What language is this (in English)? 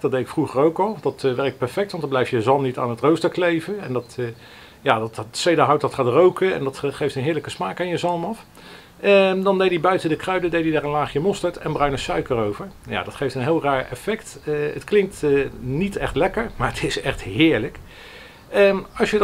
Dutch